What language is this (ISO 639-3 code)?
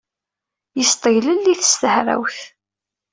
kab